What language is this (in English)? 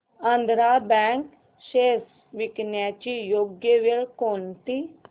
Marathi